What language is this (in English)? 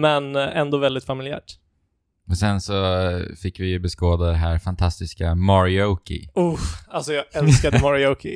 Swedish